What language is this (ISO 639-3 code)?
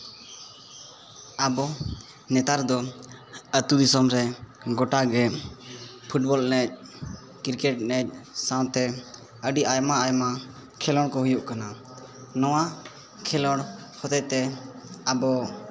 sat